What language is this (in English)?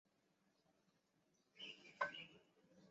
Chinese